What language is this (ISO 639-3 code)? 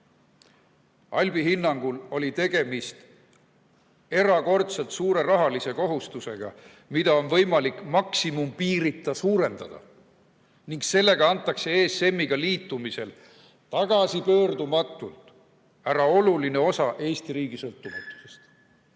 est